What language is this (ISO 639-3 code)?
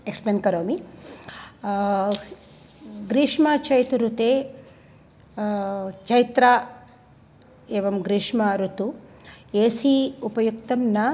san